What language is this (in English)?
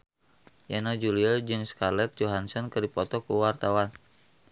Sundanese